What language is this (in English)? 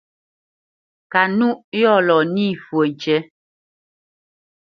Bamenyam